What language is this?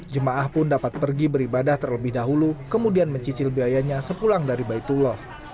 Indonesian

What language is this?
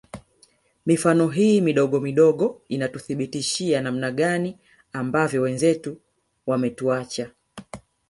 Swahili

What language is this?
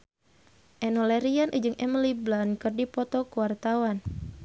Sundanese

